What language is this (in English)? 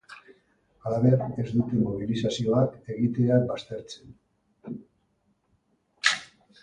Basque